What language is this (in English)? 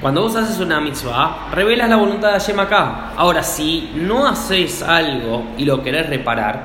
Spanish